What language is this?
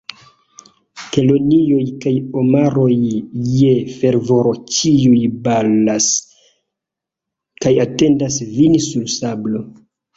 Esperanto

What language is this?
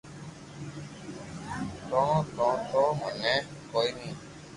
Loarki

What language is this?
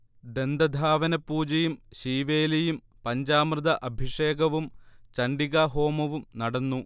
Malayalam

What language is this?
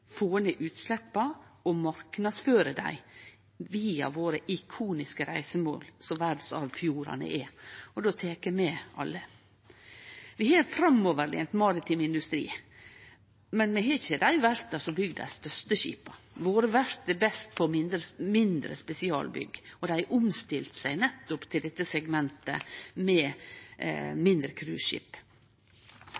Norwegian Nynorsk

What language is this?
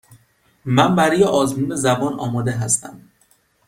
Persian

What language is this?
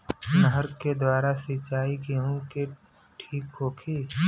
Bhojpuri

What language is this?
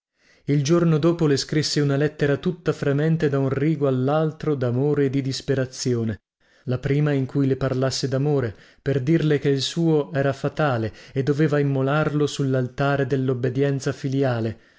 Italian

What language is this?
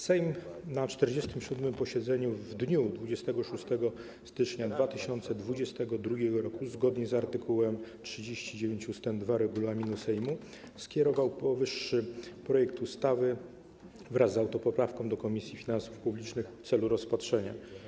Polish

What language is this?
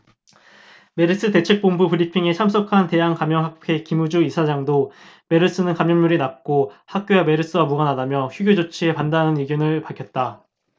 Korean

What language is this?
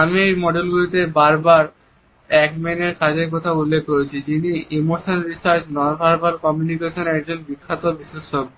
Bangla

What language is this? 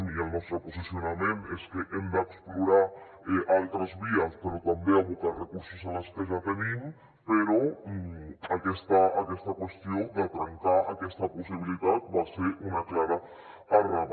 Catalan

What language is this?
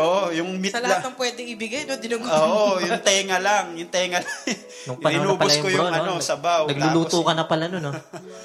Filipino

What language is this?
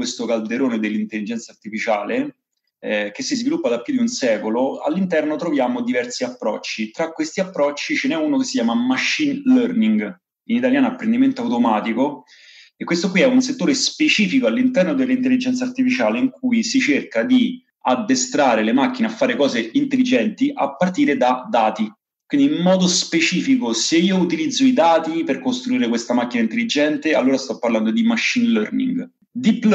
Italian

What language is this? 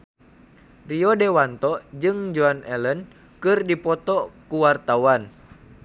Sundanese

